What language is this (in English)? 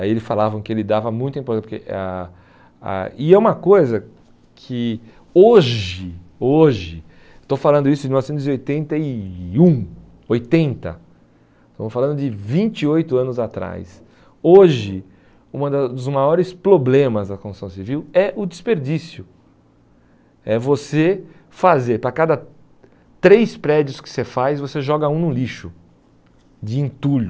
Portuguese